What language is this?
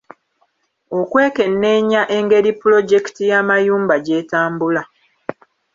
Ganda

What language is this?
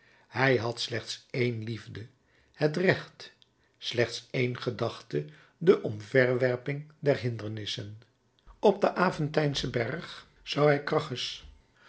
Dutch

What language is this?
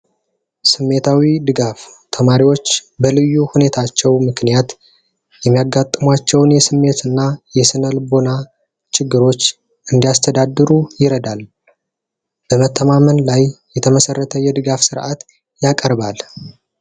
Amharic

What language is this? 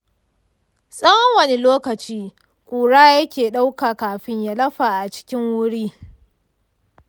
Hausa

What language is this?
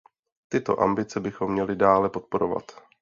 Czech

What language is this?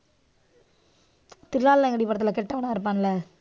Tamil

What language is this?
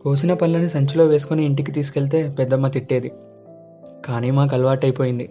Telugu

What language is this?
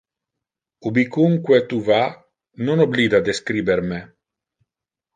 Interlingua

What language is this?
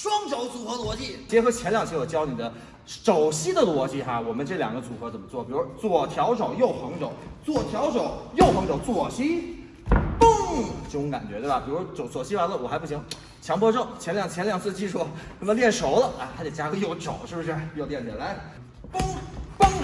Chinese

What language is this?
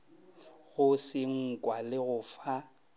Northern Sotho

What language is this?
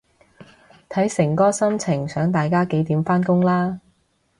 Cantonese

